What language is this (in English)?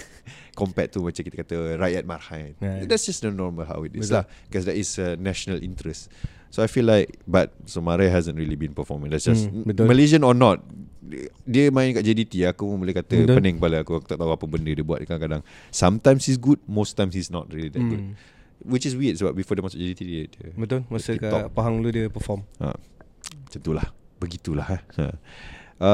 Malay